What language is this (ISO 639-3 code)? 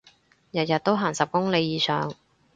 yue